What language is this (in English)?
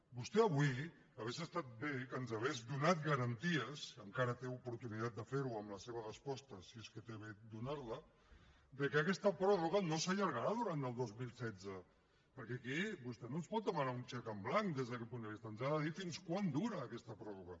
Catalan